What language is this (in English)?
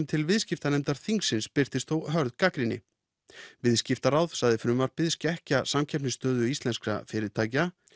Icelandic